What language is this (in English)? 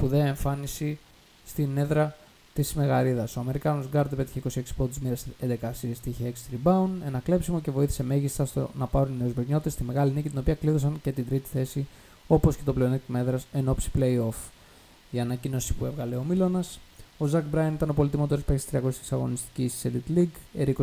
Greek